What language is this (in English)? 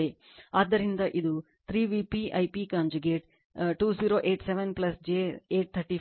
Kannada